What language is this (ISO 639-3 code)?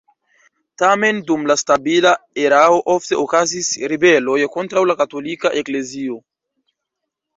epo